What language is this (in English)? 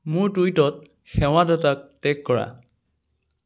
Assamese